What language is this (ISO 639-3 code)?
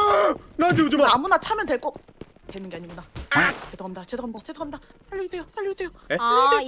kor